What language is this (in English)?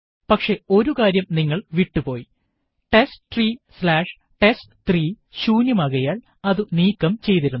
Malayalam